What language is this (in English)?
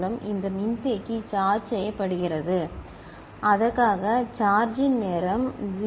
Tamil